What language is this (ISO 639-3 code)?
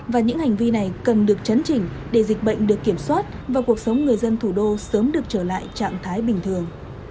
vie